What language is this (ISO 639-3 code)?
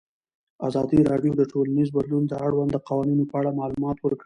pus